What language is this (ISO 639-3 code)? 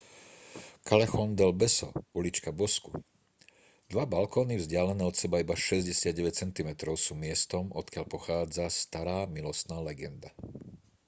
slk